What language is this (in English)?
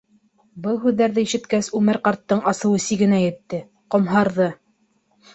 Bashkir